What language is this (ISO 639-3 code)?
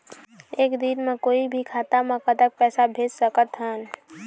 hne